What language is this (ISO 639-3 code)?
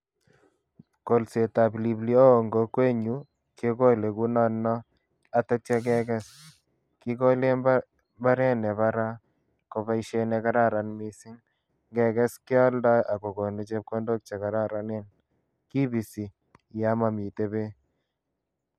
kln